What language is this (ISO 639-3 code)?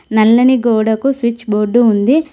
tel